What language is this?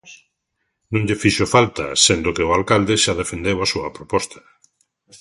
Galician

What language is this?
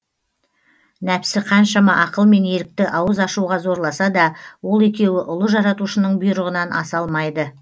Kazakh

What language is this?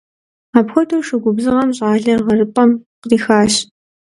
Kabardian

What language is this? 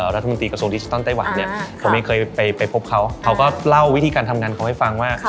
Thai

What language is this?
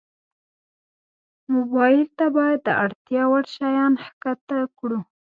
Pashto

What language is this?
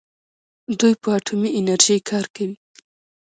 Pashto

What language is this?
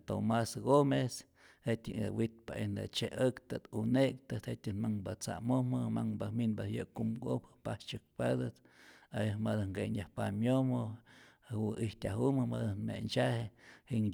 Rayón Zoque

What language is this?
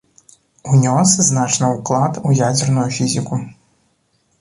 Belarusian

